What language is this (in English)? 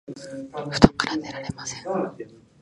Japanese